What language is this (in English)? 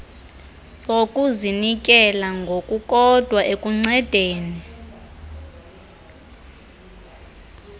Xhosa